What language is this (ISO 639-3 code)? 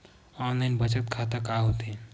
hne